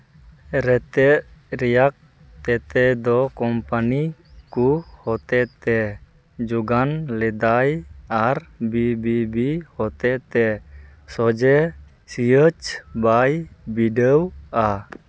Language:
Santali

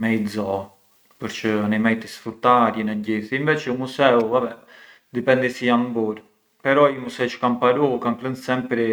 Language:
Arbëreshë Albanian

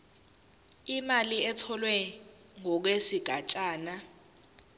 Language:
Zulu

